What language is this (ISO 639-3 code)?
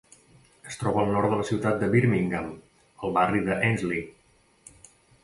cat